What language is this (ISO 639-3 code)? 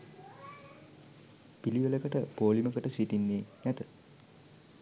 sin